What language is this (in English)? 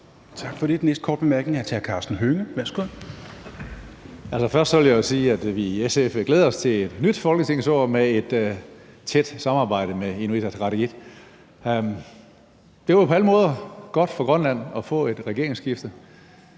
Danish